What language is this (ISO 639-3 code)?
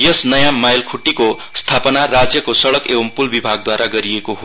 nep